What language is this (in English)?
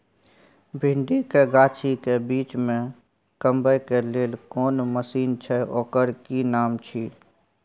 Maithili